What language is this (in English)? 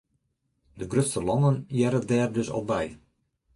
Western Frisian